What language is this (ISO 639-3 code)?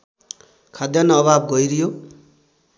nep